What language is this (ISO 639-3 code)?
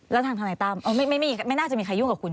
tha